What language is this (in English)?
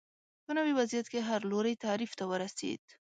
Pashto